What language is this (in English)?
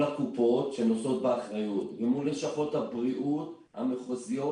Hebrew